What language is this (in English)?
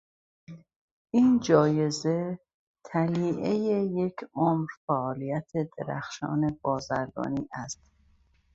Persian